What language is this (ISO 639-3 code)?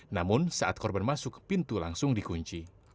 ind